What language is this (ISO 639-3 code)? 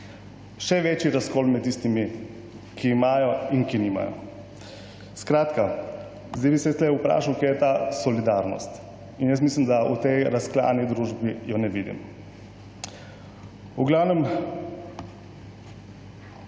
slv